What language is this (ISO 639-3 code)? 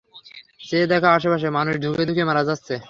ben